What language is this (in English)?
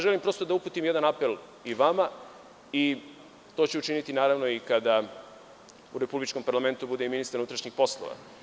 Serbian